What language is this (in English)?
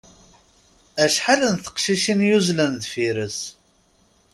Kabyle